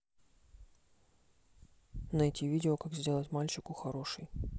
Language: Russian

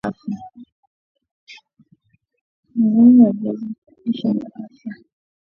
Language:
Swahili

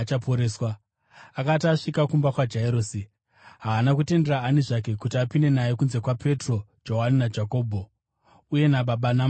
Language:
Shona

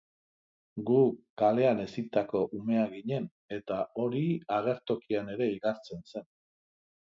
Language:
Basque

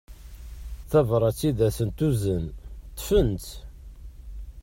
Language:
Kabyle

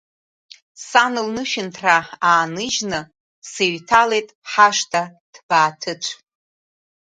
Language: Abkhazian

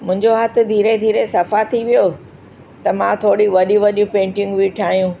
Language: Sindhi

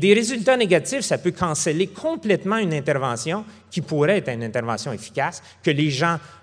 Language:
French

